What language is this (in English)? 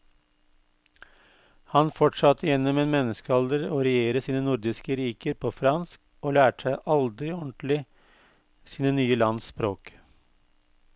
Norwegian